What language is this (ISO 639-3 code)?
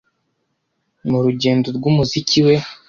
kin